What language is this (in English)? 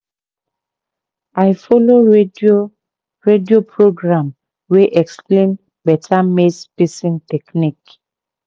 Nigerian Pidgin